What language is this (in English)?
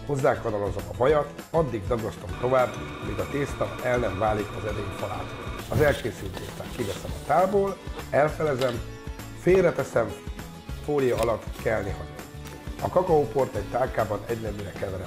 Hungarian